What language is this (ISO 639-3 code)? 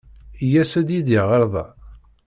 kab